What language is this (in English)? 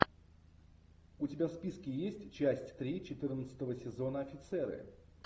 Russian